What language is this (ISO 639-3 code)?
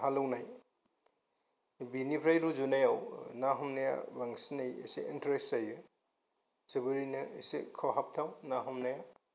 brx